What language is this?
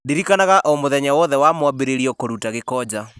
Kikuyu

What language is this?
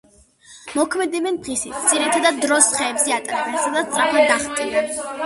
Georgian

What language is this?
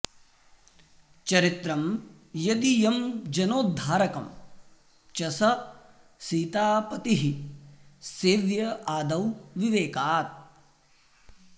Sanskrit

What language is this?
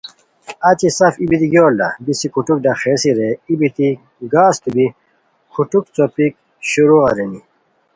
Khowar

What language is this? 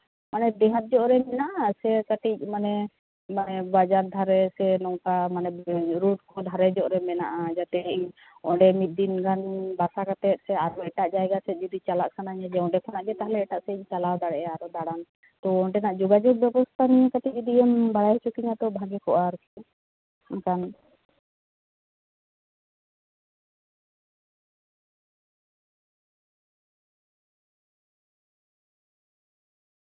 Santali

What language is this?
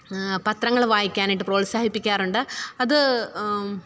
Malayalam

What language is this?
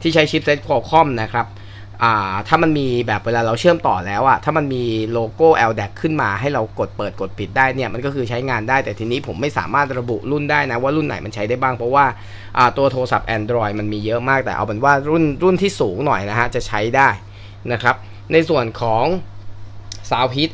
Thai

